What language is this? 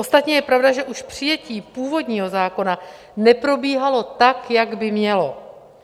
Czech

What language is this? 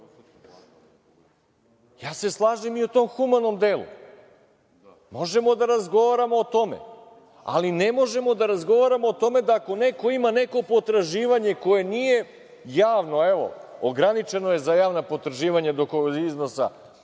Serbian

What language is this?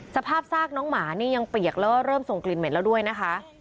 Thai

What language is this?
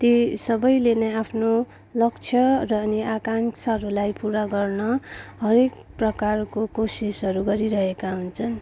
Nepali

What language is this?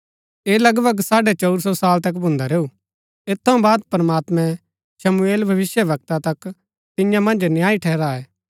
Gaddi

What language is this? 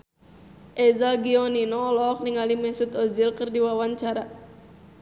Sundanese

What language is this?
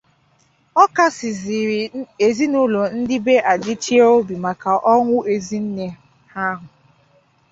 Igbo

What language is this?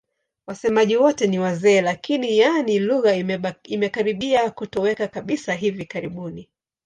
Swahili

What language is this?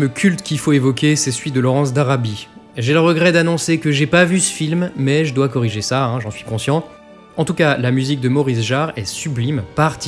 French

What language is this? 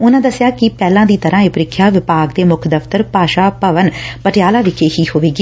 Punjabi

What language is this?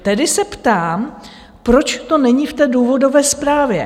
Czech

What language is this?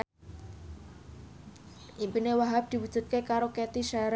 Javanese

